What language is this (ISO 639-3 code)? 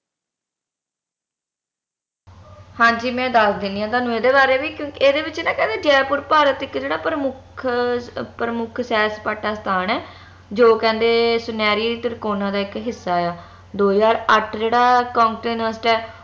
pan